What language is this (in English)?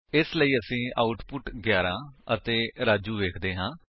Punjabi